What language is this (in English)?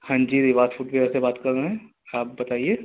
Urdu